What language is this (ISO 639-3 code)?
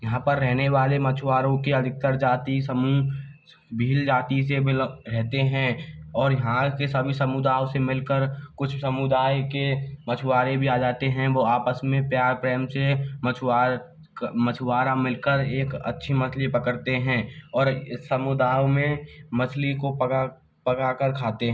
hin